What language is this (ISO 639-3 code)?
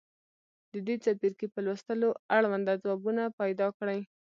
pus